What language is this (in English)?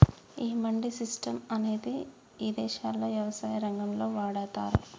Telugu